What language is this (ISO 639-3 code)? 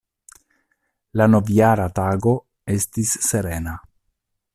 epo